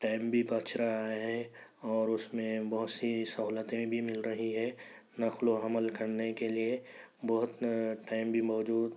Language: Urdu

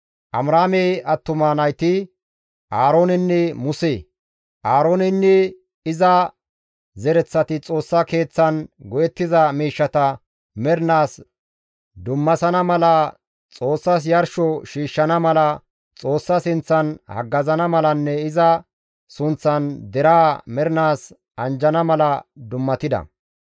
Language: Gamo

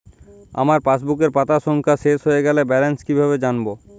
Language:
Bangla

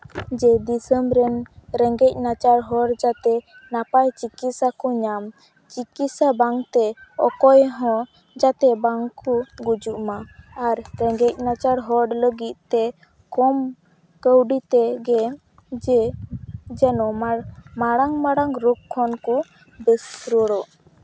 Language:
Santali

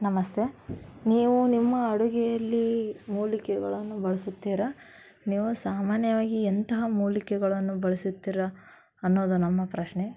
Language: Kannada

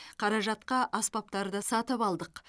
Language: Kazakh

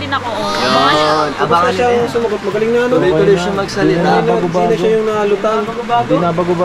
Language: Filipino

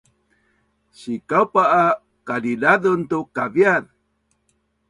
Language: Bunun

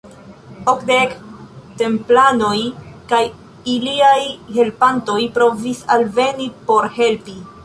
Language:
Esperanto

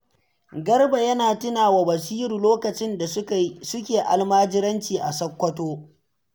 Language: Hausa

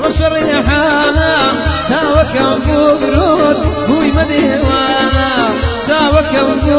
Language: Romanian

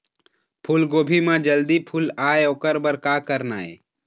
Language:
Chhattisgarhi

